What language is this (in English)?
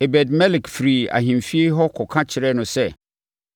Akan